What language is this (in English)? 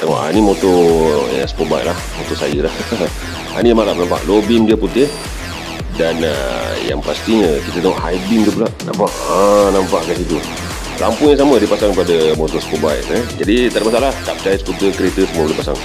Malay